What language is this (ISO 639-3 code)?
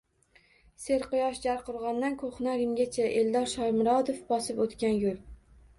uzb